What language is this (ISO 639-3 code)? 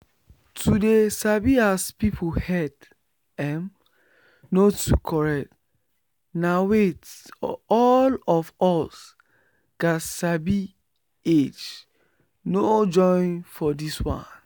pcm